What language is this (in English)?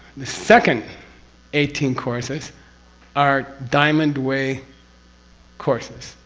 English